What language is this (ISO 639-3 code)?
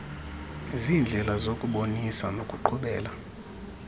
xho